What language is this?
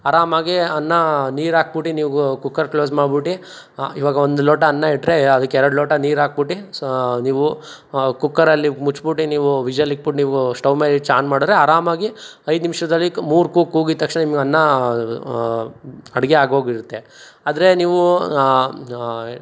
Kannada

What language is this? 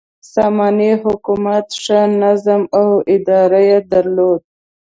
Pashto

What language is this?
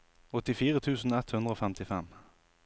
Norwegian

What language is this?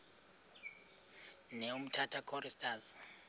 Xhosa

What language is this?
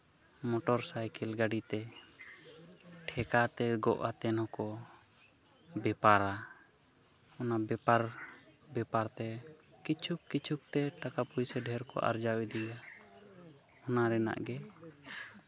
Santali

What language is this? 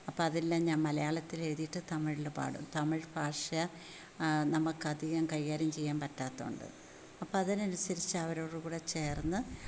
Malayalam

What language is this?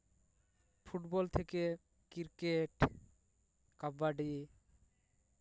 Santali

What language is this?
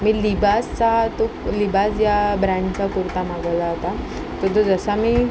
Marathi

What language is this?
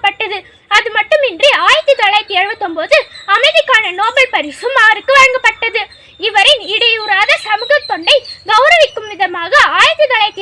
Tamil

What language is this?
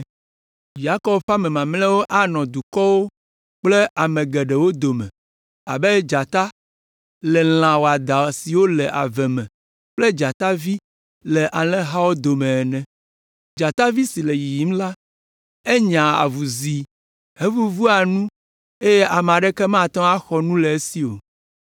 Ewe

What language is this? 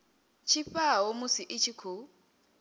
Venda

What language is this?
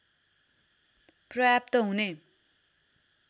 Nepali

